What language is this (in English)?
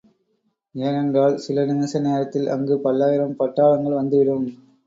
Tamil